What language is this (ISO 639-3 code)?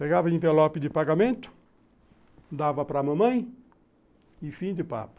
por